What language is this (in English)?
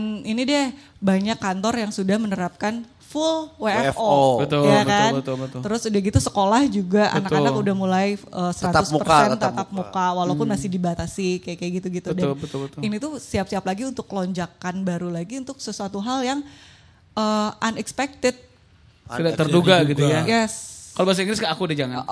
Indonesian